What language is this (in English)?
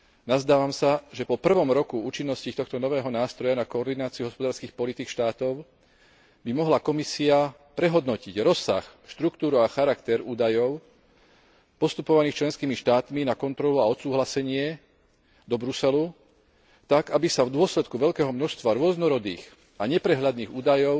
Slovak